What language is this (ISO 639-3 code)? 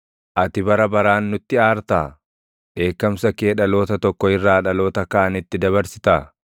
orm